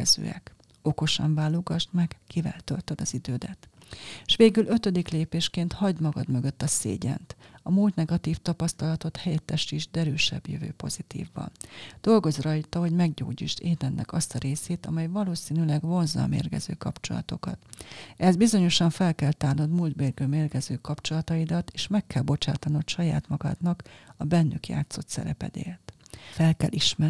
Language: Hungarian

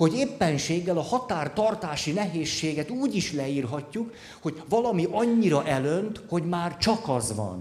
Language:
Hungarian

